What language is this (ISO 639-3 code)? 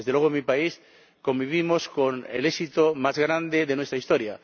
spa